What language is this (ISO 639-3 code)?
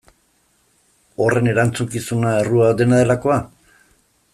eus